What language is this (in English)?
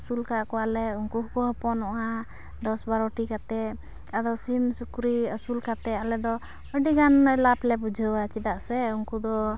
Santali